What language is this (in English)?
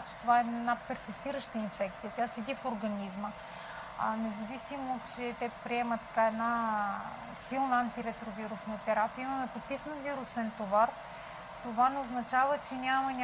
Bulgarian